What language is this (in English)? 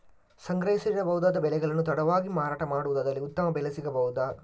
Kannada